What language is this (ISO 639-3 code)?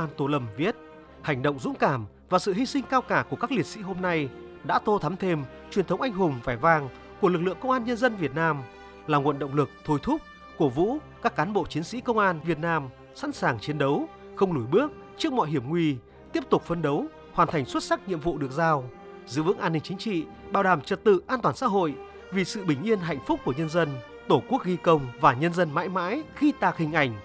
vie